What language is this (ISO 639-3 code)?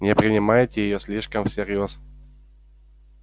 rus